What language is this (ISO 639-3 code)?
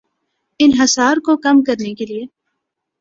urd